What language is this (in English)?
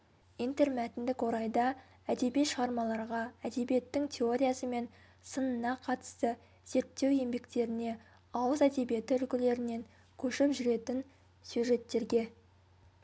Kazakh